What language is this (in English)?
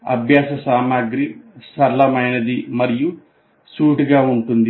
Telugu